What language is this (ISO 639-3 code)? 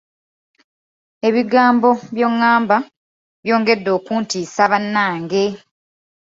lug